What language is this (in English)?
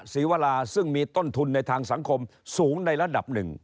Thai